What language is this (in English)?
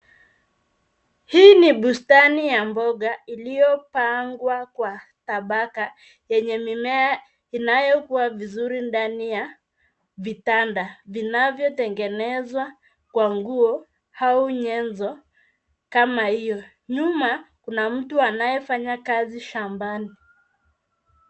Swahili